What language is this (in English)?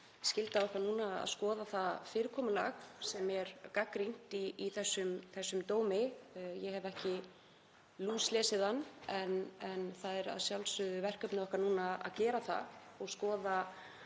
Icelandic